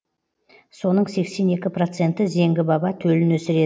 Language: Kazakh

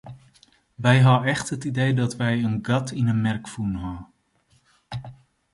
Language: Western Frisian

